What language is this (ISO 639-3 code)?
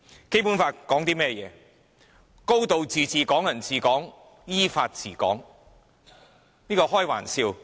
yue